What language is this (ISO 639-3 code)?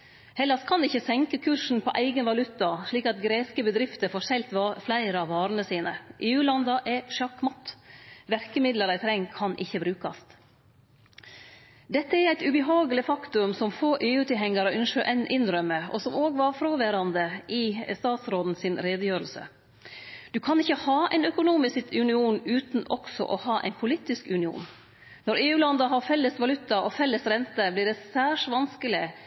nno